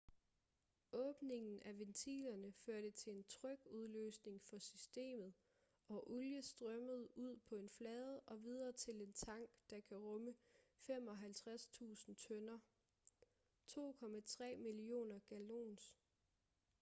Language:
Danish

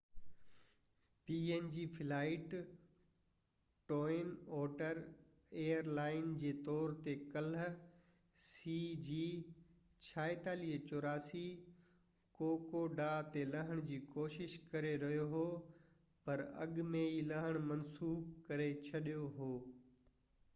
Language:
Sindhi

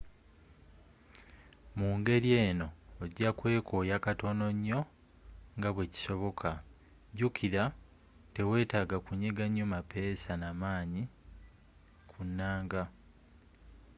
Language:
Ganda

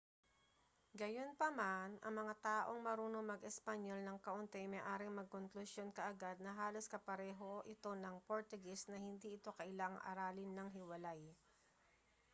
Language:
Filipino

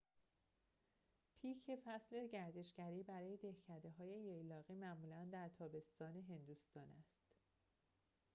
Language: Persian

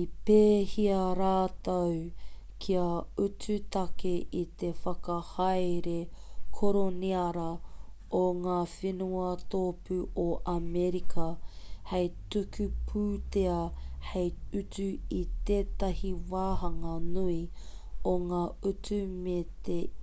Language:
Māori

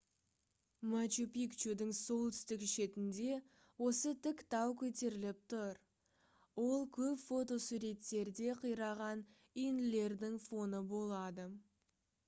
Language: Kazakh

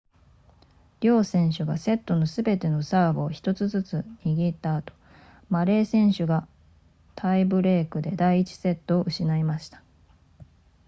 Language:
Japanese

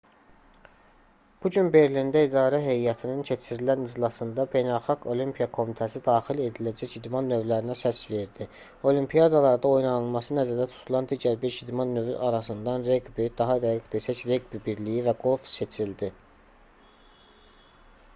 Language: Azerbaijani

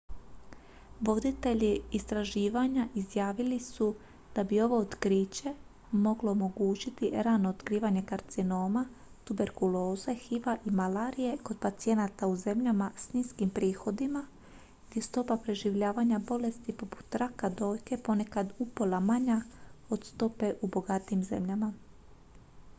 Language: Croatian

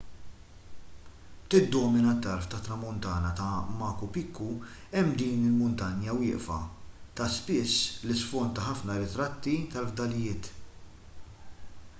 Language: Maltese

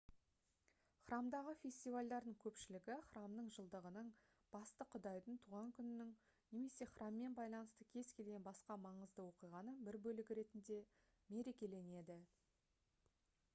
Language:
Kazakh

